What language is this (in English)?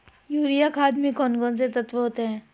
Hindi